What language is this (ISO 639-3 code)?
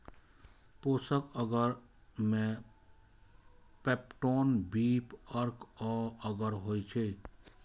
mai